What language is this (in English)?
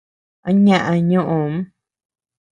Tepeuxila Cuicatec